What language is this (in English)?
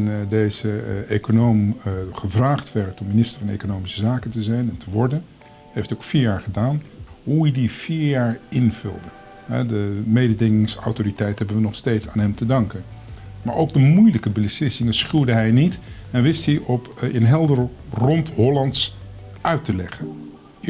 Dutch